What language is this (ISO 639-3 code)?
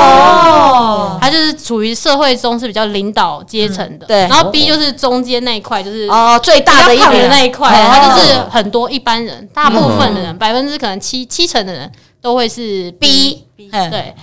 zho